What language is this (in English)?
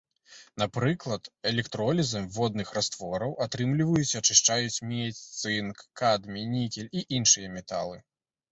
Belarusian